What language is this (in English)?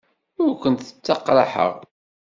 Kabyle